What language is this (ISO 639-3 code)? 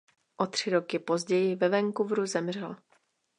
ces